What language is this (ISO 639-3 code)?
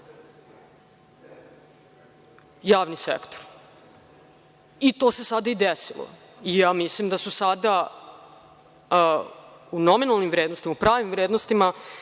srp